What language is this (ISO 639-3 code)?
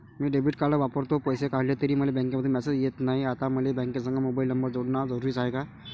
mar